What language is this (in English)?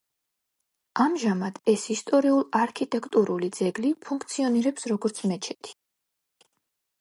Georgian